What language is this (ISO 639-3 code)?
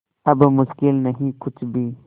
hin